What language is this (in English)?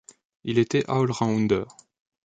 French